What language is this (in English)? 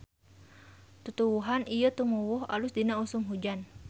Sundanese